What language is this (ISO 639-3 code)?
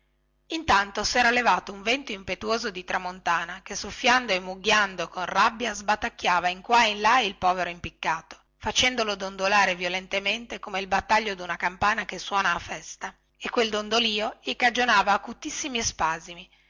ita